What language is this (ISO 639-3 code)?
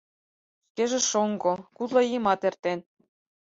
chm